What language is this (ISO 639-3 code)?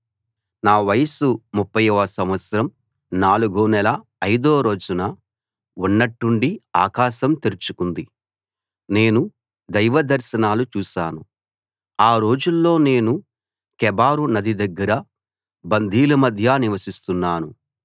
tel